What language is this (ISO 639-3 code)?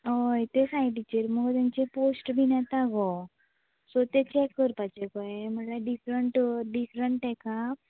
kok